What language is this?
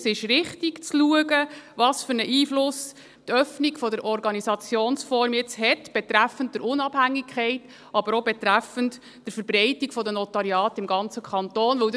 Swiss German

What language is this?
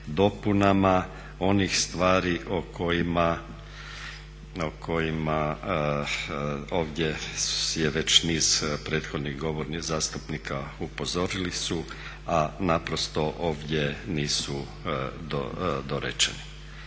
Croatian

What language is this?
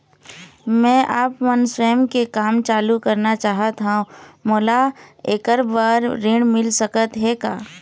Chhattisgarhi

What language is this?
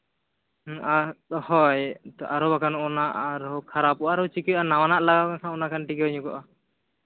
Santali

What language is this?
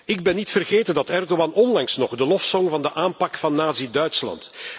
Dutch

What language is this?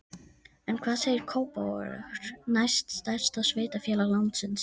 Icelandic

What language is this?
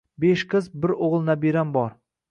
Uzbek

